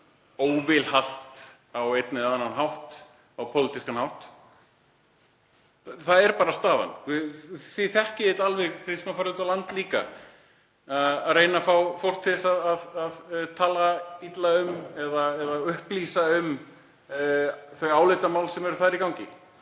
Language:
Icelandic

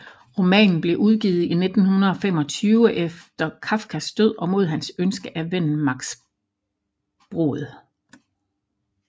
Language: Danish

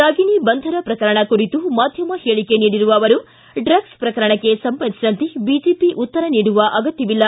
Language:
Kannada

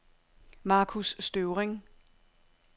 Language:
Danish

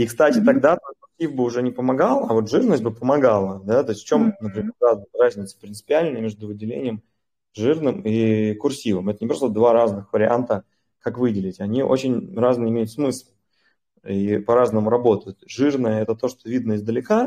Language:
Russian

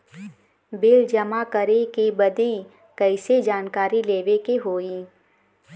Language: Bhojpuri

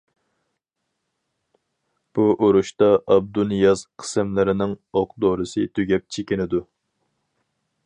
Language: Uyghur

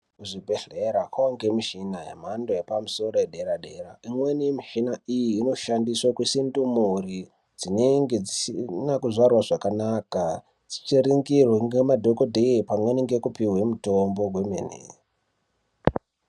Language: Ndau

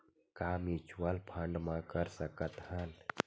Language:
Chhattisgarhi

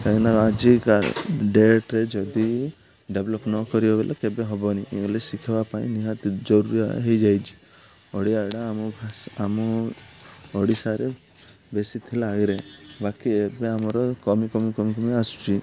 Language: Odia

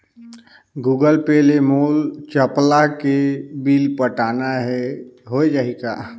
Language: Chhattisgarhi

